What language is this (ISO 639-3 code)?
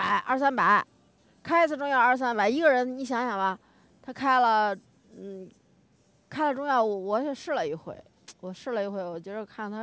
zho